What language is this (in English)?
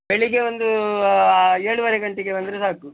Kannada